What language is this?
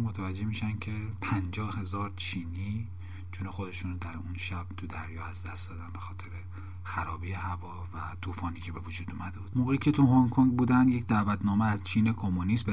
Persian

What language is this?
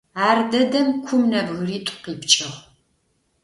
Adyghe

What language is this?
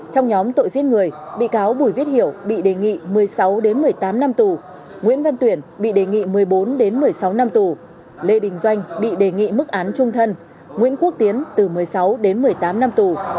Vietnamese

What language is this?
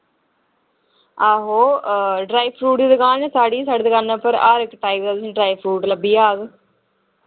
Dogri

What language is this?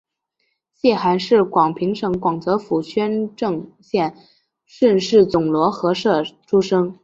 Chinese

